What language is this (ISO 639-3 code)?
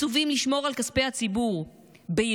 heb